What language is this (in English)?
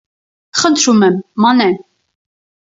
Armenian